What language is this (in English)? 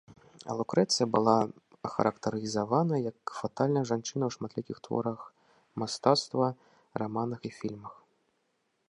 Belarusian